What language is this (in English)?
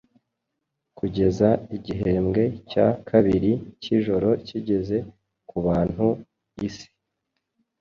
Kinyarwanda